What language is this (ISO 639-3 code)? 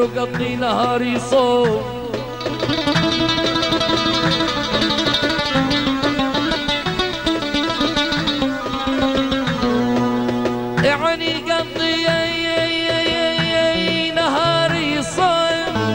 ara